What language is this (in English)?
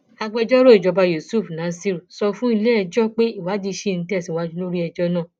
Yoruba